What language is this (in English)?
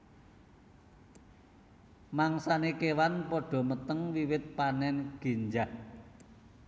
Javanese